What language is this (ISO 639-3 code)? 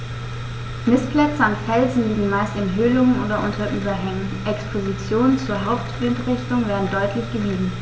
deu